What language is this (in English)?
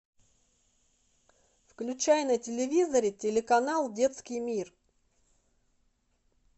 Russian